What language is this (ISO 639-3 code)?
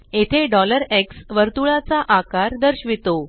mar